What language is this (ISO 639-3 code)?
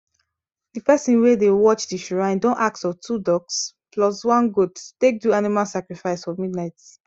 pcm